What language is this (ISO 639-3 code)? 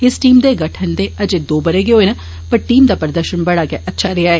doi